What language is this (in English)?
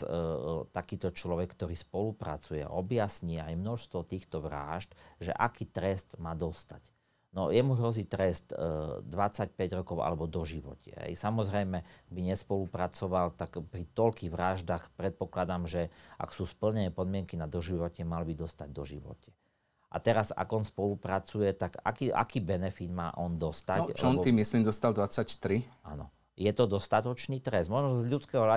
Slovak